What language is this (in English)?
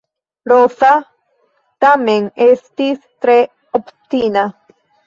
Esperanto